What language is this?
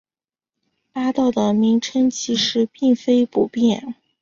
Chinese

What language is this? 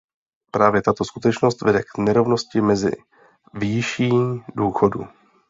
Czech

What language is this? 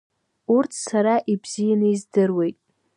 Abkhazian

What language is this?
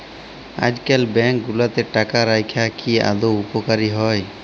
Bangla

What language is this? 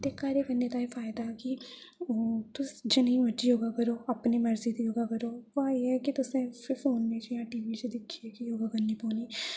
Dogri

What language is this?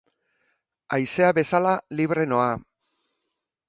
Basque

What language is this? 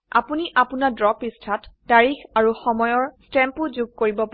Assamese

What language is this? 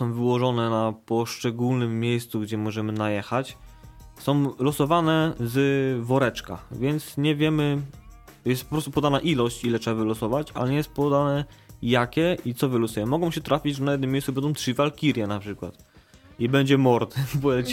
Polish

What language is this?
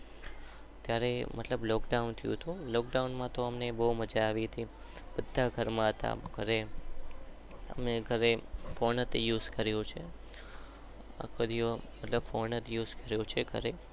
Gujarati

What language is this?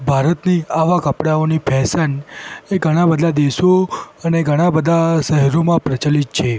Gujarati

